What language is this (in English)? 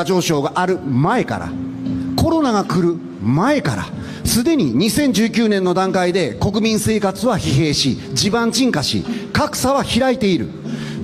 Japanese